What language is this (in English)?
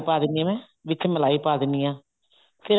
Punjabi